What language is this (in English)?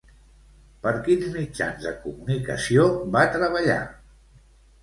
Catalan